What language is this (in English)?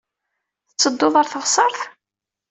Kabyle